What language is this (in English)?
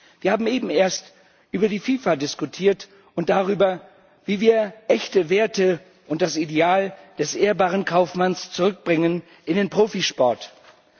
German